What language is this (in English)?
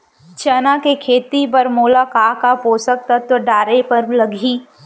Chhattisgarhi